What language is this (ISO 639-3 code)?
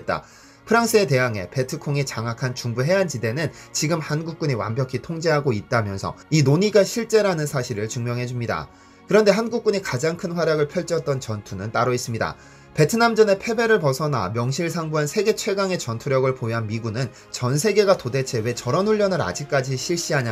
kor